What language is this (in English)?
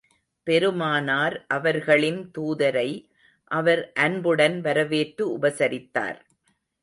Tamil